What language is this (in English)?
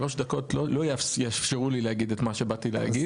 Hebrew